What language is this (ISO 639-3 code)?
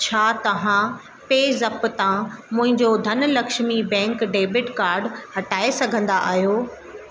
snd